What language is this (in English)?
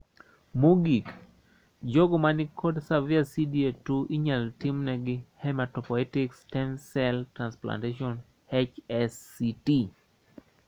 Luo (Kenya and Tanzania)